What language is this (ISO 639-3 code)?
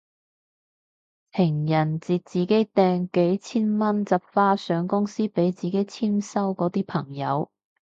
yue